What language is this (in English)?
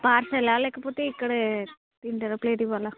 Telugu